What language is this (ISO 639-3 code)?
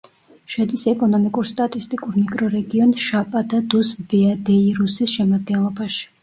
kat